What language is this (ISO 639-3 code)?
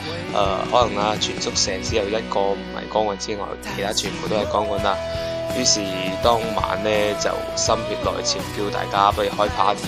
zho